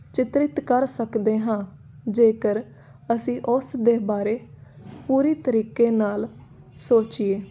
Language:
Punjabi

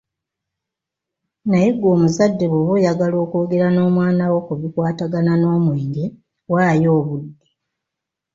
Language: Ganda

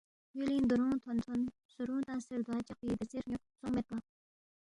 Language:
Balti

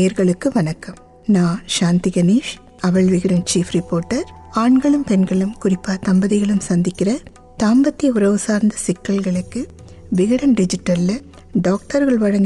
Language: Tamil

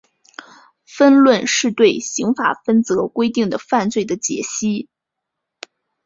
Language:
Chinese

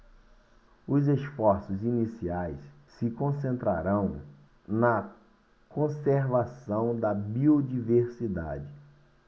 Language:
Portuguese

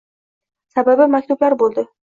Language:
Uzbek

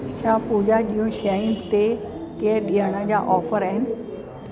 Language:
Sindhi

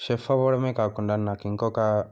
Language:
Telugu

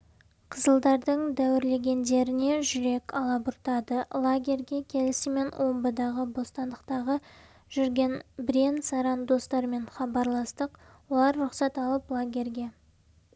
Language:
Kazakh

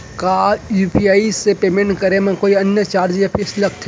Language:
Chhattisgarhi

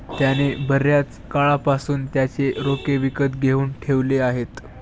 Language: Marathi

